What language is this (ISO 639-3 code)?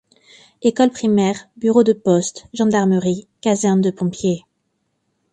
fra